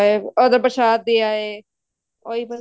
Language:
Punjabi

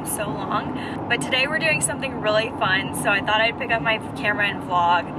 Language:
English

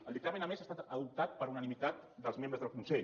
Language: Catalan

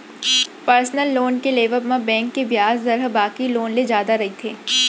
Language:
Chhattisgarhi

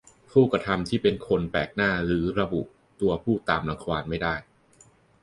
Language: Thai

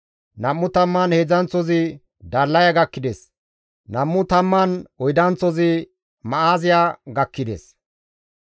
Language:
Gamo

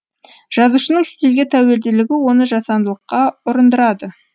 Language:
Kazakh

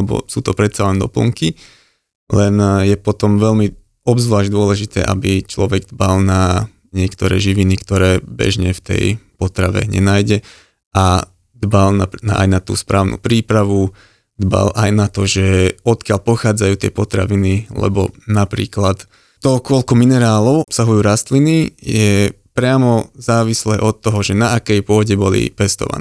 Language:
Slovak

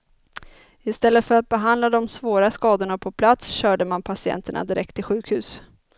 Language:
Swedish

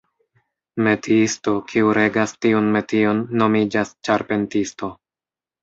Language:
Esperanto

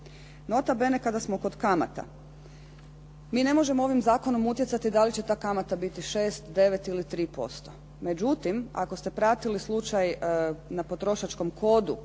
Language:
Croatian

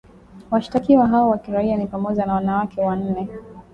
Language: Swahili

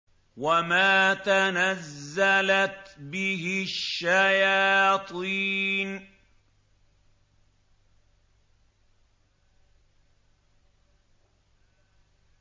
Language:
Arabic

